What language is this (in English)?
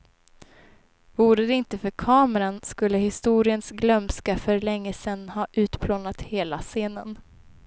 Swedish